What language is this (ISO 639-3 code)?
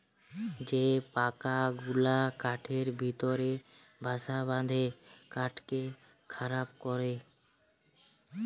ben